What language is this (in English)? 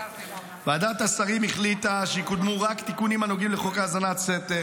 Hebrew